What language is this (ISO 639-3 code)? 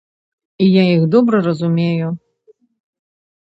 bel